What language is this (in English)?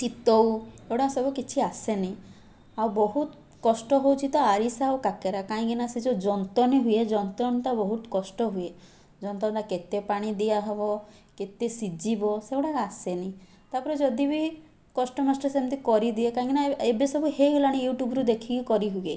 Odia